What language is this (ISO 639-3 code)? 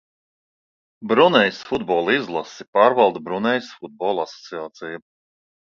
lav